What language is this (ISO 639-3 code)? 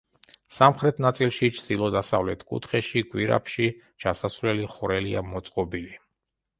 kat